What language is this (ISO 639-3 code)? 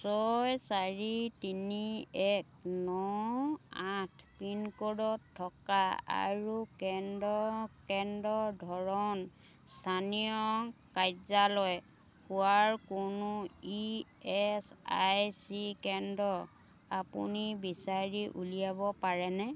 asm